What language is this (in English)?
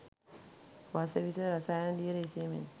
Sinhala